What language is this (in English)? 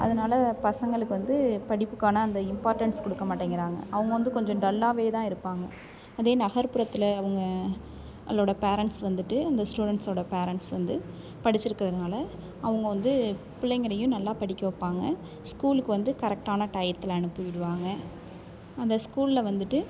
Tamil